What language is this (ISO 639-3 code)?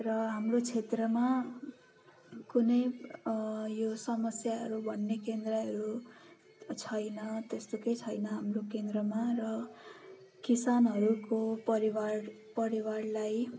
nep